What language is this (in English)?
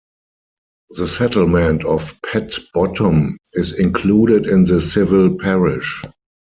English